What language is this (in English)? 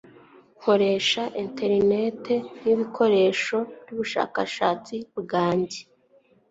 Kinyarwanda